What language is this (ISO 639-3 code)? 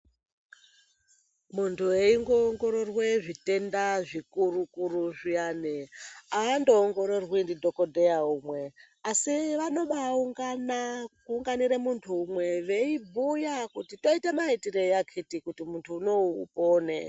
ndc